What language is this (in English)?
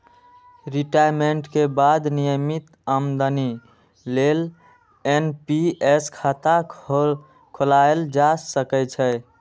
Maithili